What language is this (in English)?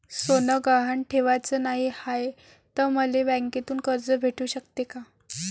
Marathi